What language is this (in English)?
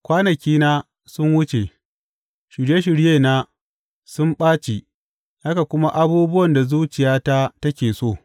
Hausa